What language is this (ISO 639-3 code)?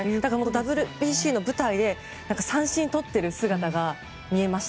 jpn